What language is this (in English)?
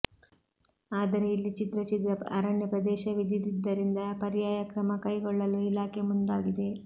Kannada